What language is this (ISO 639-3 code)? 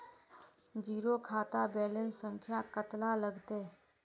mag